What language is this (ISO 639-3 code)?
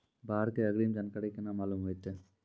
mai